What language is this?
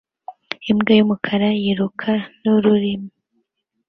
Kinyarwanda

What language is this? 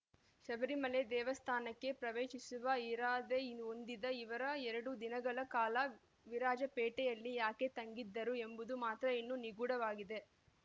Kannada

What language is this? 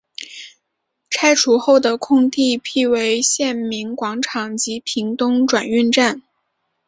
Chinese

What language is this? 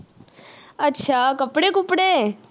Punjabi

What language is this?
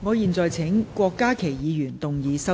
Cantonese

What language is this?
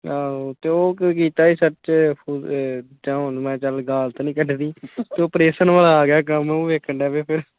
Punjabi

